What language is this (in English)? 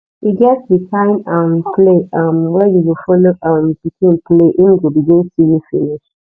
Nigerian Pidgin